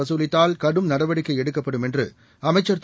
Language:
Tamil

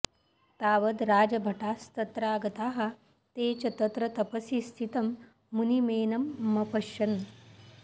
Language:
Sanskrit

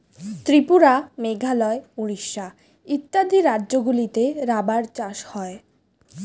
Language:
Bangla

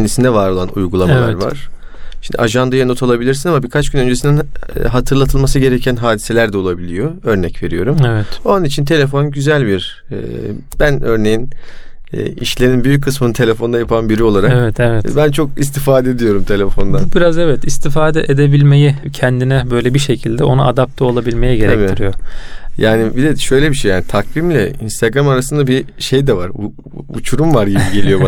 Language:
Turkish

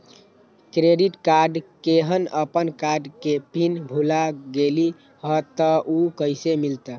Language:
Magahi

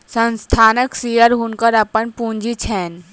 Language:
Maithili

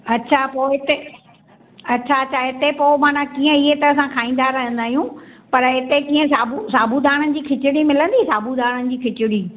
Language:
Sindhi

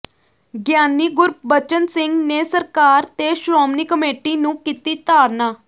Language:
Punjabi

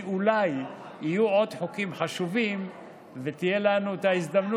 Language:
Hebrew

